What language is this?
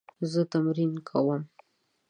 Pashto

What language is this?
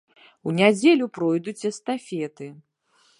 Belarusian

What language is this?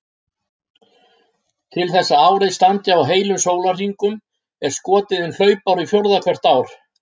Icelandic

